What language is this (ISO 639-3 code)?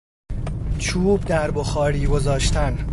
fas